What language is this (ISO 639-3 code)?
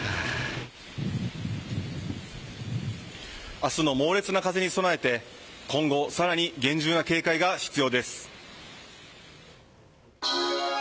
jpn